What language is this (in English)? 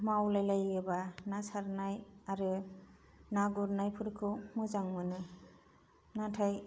Bodo